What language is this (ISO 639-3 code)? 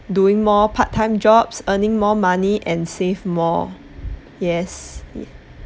eng